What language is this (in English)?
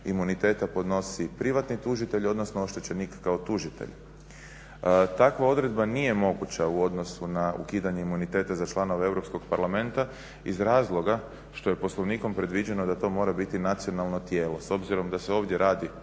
Croatian